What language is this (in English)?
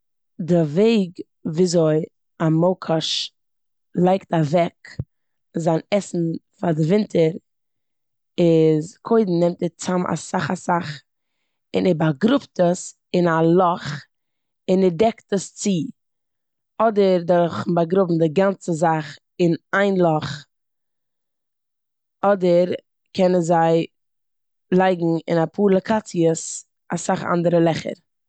Yiddish